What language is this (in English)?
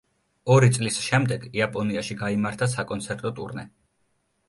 Georgian